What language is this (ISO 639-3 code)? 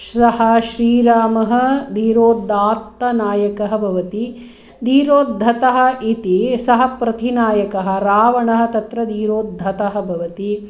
san